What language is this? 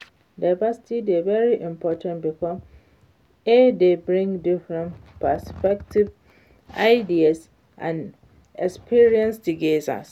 Nigerian Pidgin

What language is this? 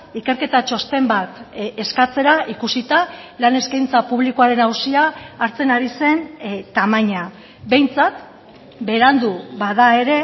Basque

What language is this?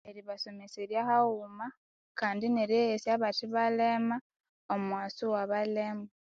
Konzo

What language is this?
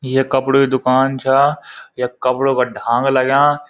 Garhwali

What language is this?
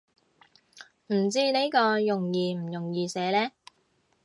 Cantonese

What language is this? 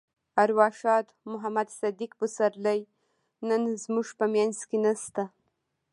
Pashto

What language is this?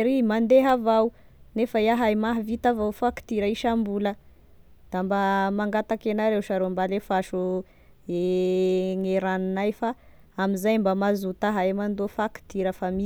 Tesaka Malagasy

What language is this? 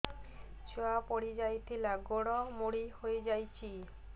Odia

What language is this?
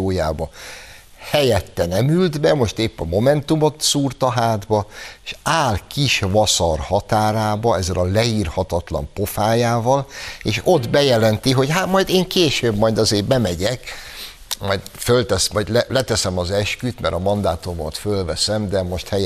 Hungarian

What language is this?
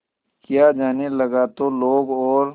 Hindi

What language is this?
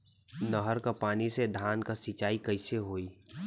Bhojpuri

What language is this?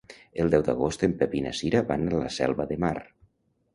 Catalan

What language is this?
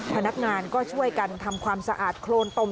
Thai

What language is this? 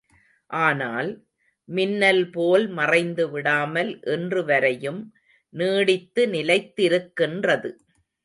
Tamil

